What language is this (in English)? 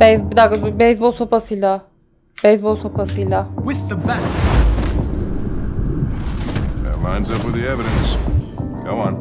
Turkish